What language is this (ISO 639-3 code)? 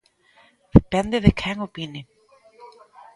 glg